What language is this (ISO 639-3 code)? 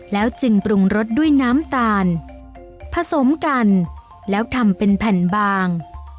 tha